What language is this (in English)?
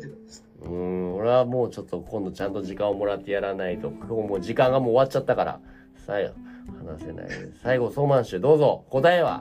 Japanese